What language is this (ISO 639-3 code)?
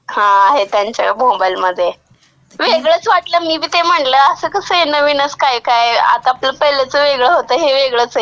mar